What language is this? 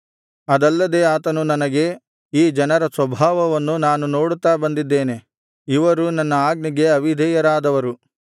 Kannada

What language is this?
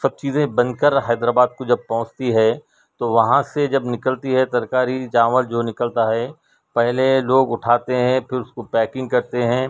Urdu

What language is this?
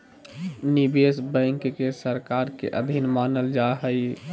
Magahi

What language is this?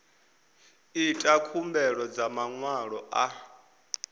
Venda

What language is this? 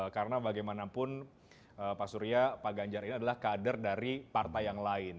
Indonesian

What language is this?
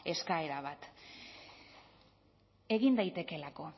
Basque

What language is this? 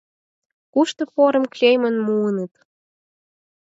Mari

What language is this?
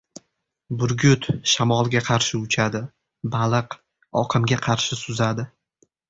Uzbek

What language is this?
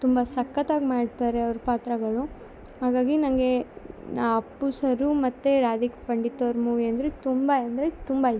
Kannada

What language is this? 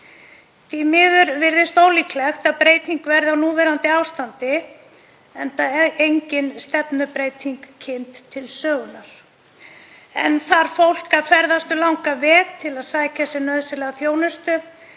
Icelandic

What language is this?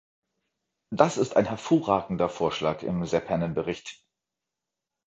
German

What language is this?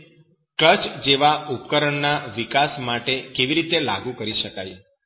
Gujarati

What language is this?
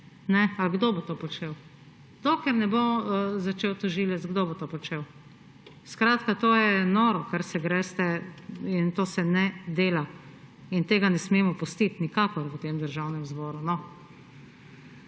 Slovenian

